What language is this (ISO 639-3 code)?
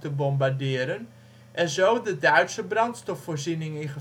nld